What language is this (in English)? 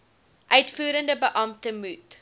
Afrikaans